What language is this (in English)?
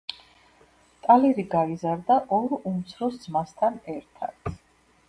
Georgian